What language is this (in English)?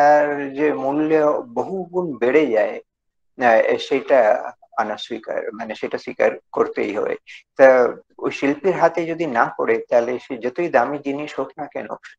Korean